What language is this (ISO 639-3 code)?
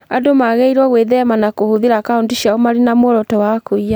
kik